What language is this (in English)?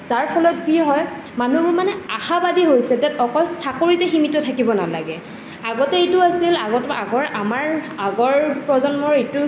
Assamese